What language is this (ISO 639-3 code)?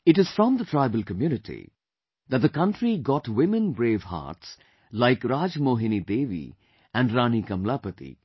eng